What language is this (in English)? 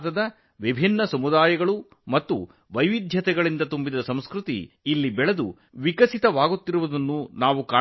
Kannada